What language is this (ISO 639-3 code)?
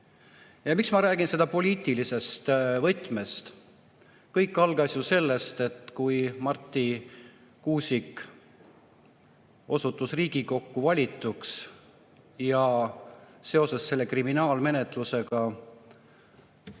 est